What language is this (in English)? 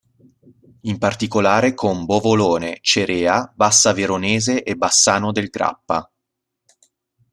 Italian